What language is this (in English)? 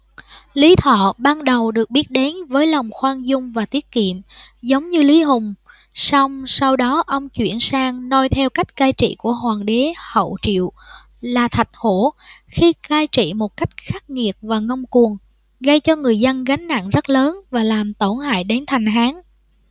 Vietnamese